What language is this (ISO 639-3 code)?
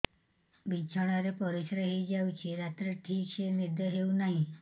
ori